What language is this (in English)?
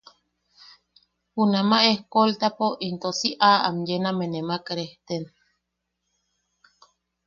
Yaqui